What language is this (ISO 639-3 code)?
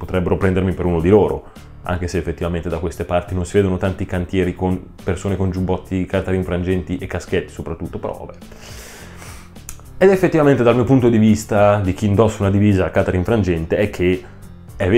ita